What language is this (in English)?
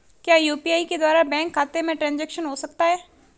Hindi